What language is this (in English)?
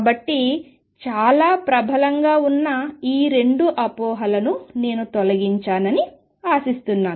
Telugu